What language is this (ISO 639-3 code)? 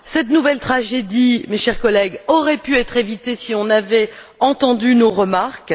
fra